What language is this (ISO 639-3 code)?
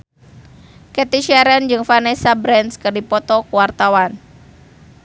sun